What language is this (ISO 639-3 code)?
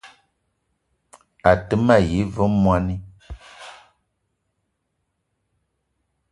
eto